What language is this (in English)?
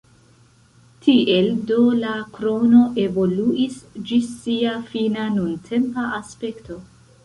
Esperanto